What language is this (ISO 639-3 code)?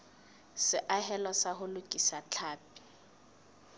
sot